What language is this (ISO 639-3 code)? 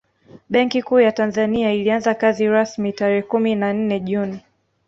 swa